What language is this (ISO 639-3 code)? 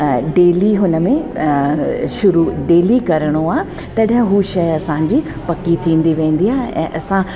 snd